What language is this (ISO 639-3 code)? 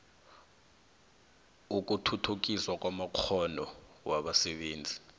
nbl